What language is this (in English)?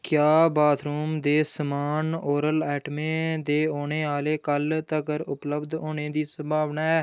Dogri